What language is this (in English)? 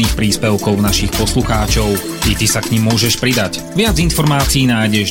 Slovak